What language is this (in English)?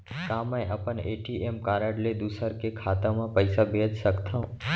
Chhattisgarhi